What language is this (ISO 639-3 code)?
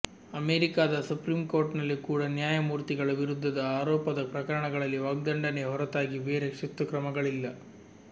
kan